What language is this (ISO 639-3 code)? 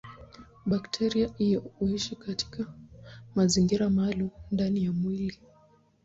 swa